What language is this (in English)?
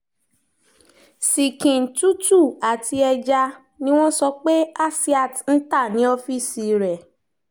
Yoruba